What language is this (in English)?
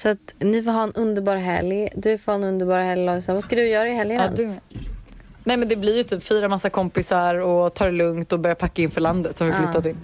Swedish